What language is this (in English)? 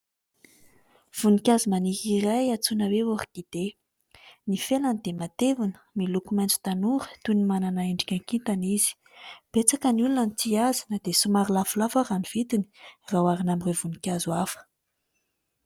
Malagasy